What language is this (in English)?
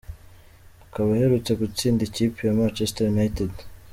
Kinyarwanda